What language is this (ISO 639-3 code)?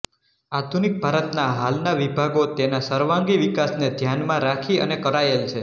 guj